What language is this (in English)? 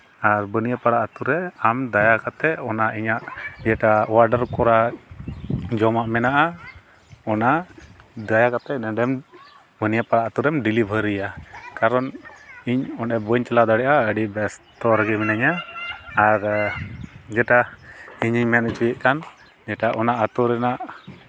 Santali